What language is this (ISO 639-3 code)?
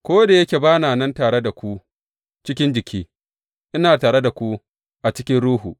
hau